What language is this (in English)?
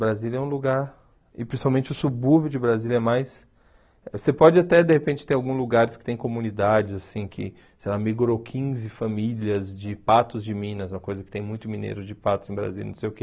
Portuguese